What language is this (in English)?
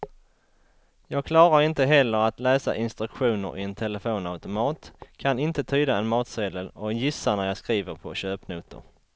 Swedish